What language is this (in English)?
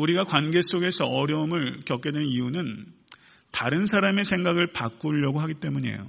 Korean